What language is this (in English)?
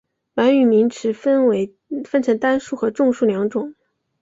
Chinese